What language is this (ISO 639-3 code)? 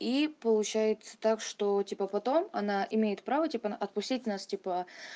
rus